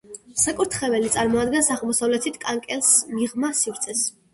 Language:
Georgian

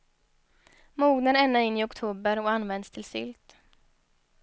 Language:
Swedish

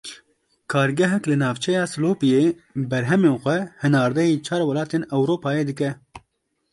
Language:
Kurdish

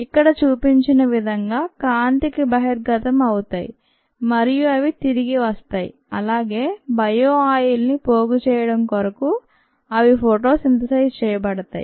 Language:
Telugu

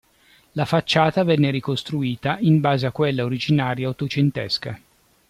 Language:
Italian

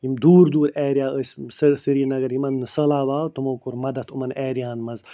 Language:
Kashmiri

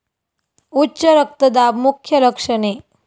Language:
Marathi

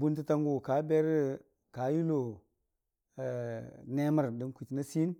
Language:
Dijim-Bwilim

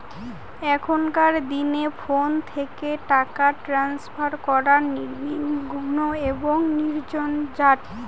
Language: Bangla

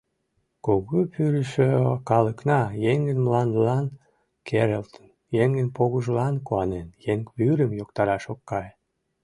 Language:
Mari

